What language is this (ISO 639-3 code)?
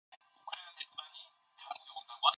kor